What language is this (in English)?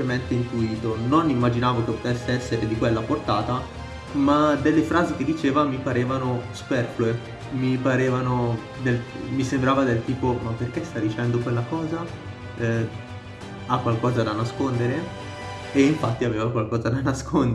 Italian